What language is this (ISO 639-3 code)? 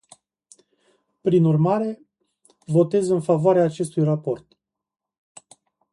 ron